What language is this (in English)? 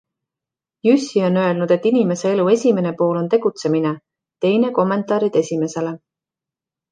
Estonian